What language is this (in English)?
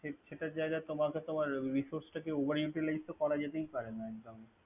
Bangla